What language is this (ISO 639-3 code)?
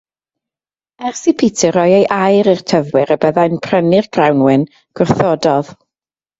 cym